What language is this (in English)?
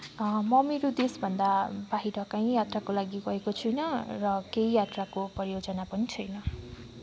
Nepali